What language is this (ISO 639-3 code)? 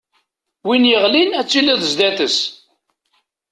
kab